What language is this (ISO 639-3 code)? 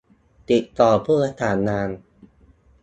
tha